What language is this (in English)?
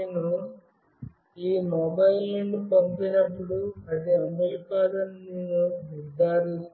Telugu